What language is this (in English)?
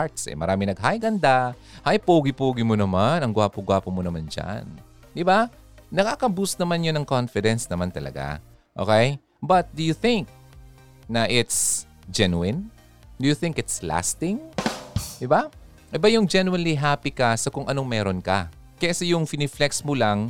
Filipino